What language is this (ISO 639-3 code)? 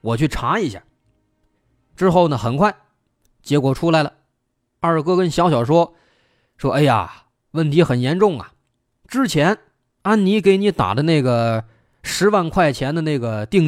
zho